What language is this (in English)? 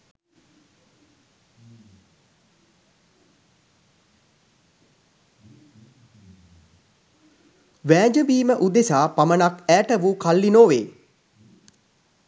Sinhala